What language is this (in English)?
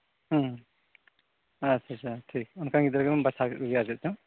Santali